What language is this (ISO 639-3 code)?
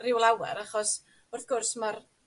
cym